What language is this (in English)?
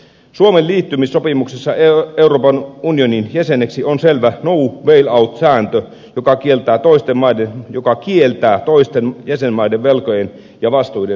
Finnish